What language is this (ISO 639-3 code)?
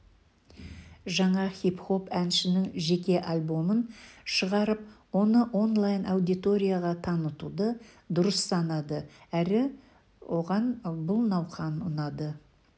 kaz